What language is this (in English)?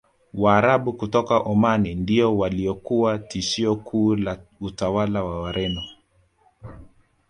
Swahili